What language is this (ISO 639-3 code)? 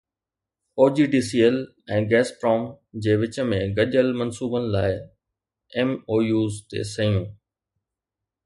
snd